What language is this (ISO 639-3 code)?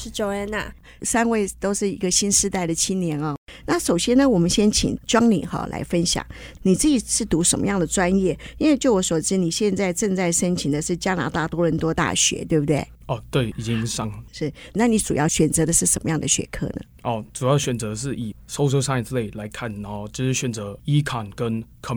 zho